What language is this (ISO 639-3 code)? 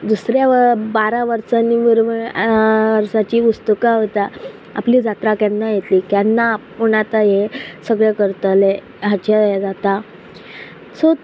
kok